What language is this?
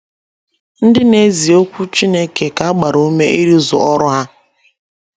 Igbo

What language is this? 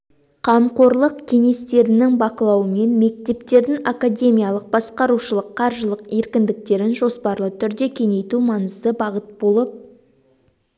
Kazakh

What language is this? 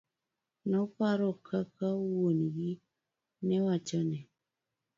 Luo (Kenya and Tanzania)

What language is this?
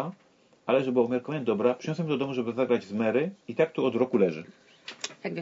Polish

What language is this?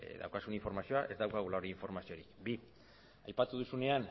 Basque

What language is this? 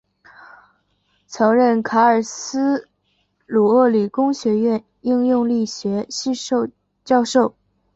Chinese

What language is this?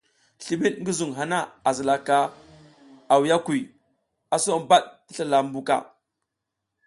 South Giziga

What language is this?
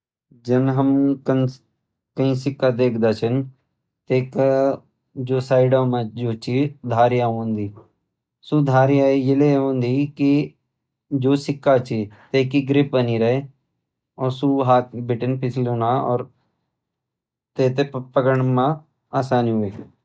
Garhwali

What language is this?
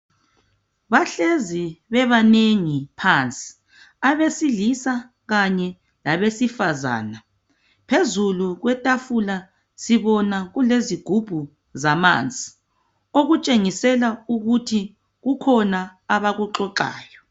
North Ndebele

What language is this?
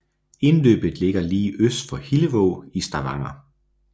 Danish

